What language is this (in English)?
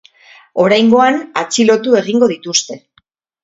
Basque